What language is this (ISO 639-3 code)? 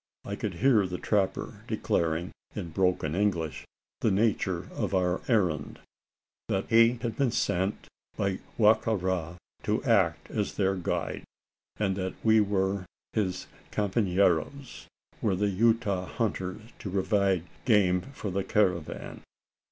eng